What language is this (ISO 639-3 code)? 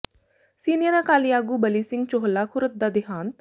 pan